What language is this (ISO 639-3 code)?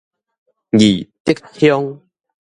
nan